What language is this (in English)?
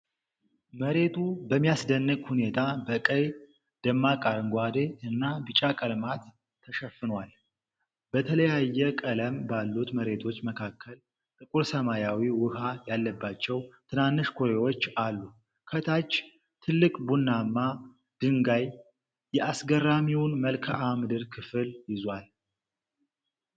Amharic